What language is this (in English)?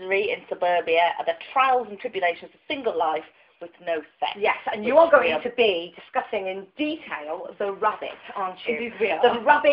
English